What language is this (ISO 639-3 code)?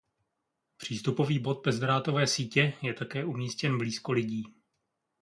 ces